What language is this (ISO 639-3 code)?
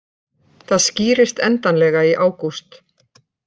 isl